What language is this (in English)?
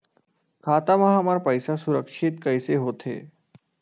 Chhattisgarhi